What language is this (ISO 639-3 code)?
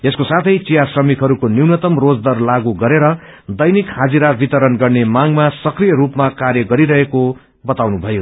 nep